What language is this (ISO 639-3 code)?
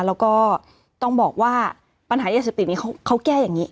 tha